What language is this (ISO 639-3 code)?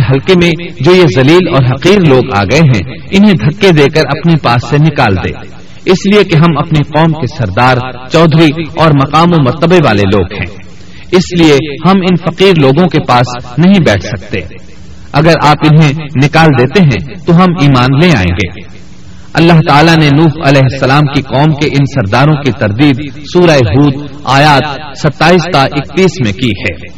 urd